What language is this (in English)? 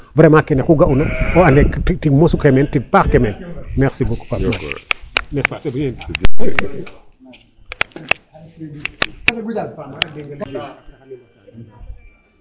Serer